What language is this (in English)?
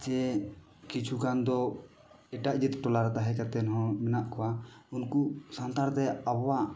Santali